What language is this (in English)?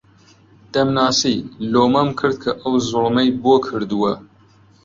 Central Kurdish